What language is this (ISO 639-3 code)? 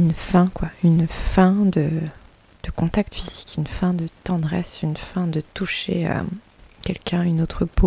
fra